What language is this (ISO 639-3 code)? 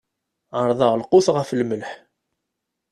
kab